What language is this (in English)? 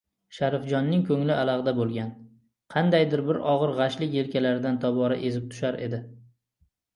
Uzbek